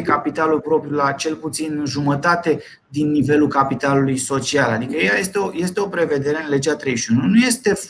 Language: Romanian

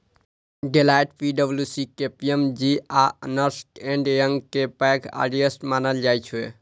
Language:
Maithili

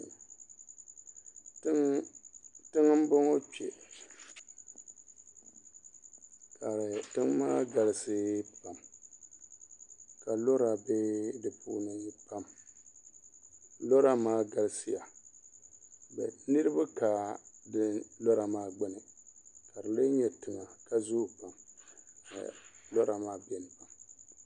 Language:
Dagbani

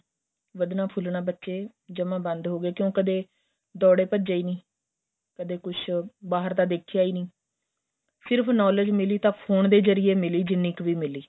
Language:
Punjabi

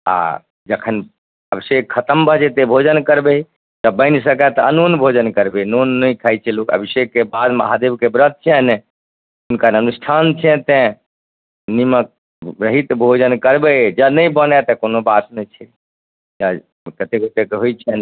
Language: Maithili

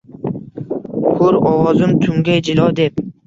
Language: Uzbek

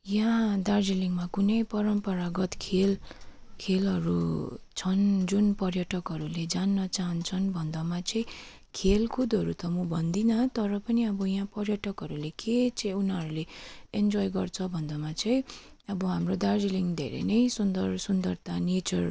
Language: Nepali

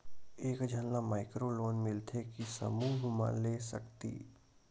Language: Chhattisgarhi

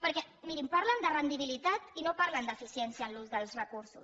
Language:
Catalan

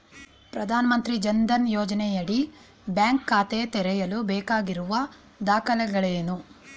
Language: Kannada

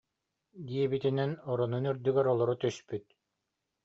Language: Yakut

